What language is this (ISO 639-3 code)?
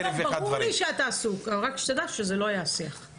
heb